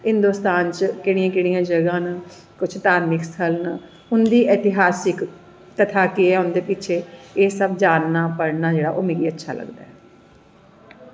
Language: Dogri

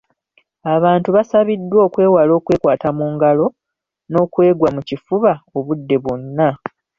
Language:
Ganda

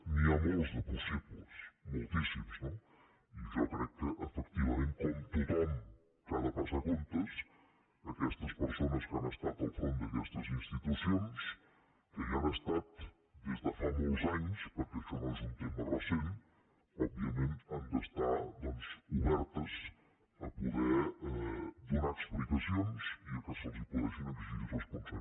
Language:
Catalan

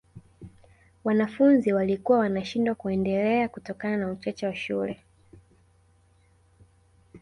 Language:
Swahili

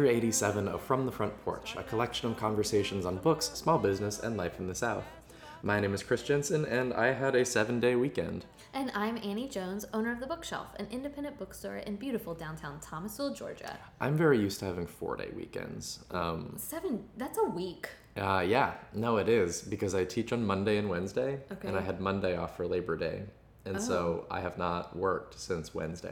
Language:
English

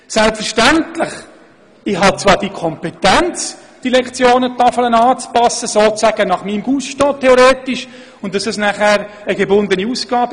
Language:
Swiss German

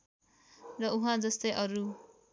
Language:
Nepali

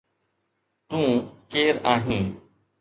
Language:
Sindhi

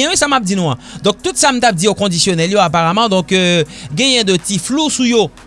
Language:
French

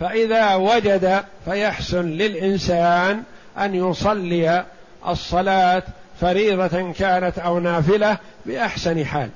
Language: Arabic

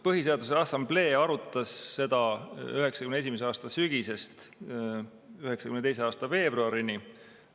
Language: Estonian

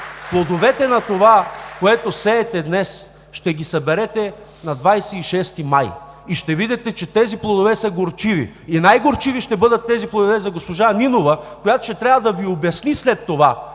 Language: Bulgarian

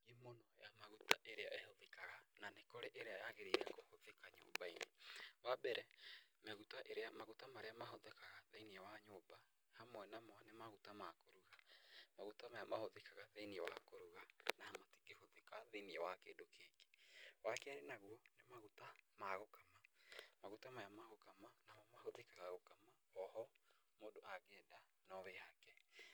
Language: Kikuyu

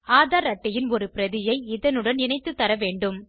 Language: Tamil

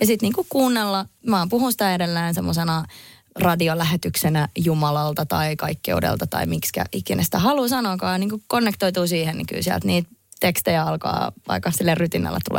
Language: Finnish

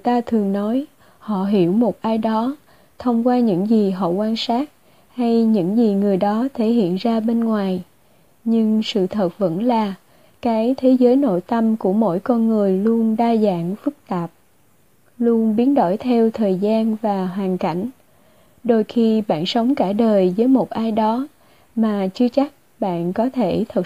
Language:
Vietnamese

